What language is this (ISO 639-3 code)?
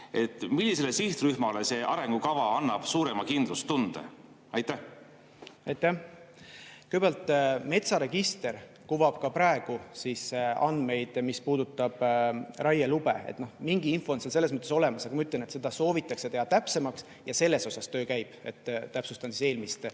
est